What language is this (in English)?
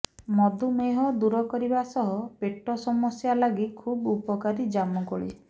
Odia